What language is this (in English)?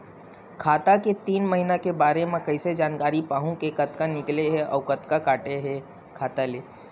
Chhattisgarhi